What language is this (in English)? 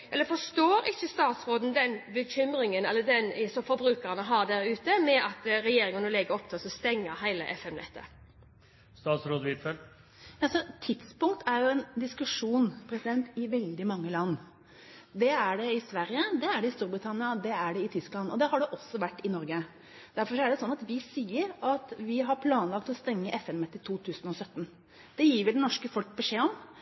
Norwegian Bokmål